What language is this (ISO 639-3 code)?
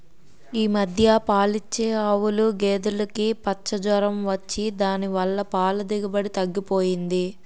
tel